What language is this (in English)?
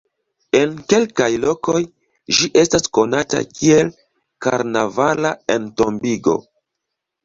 Esperanto